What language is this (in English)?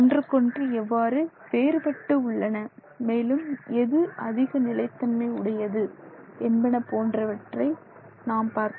Tamil